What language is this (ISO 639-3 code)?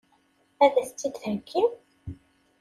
kab